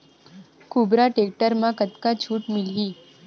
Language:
Chhattisgarhi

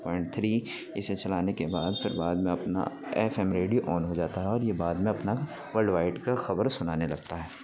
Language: Urdu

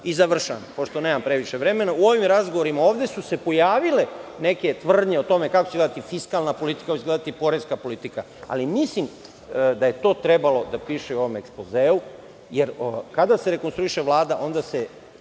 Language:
Serbian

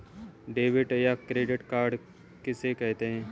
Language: Hindi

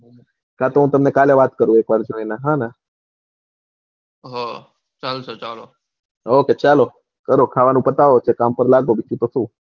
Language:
Gujarati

